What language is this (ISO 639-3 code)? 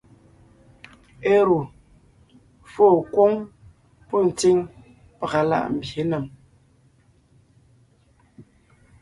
nnh